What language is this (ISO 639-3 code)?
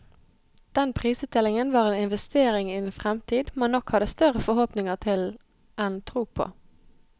nor